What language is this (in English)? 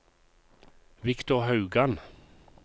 Norwegian